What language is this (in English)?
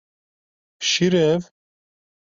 Kurdish